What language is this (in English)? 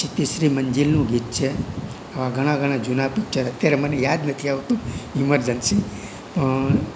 Gujarati